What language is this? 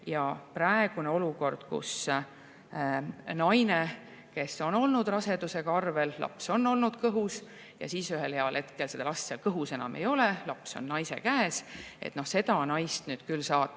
Estonian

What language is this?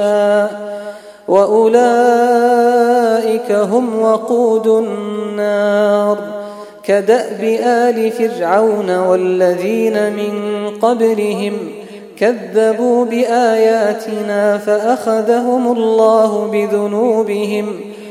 Arabic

